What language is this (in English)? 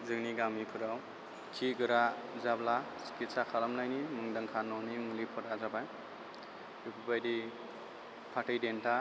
Bodo